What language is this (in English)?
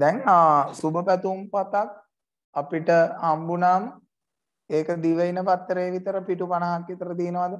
Thai